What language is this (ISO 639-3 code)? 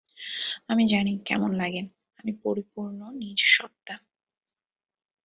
ben